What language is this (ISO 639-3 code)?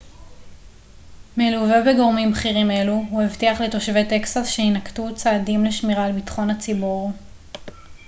heb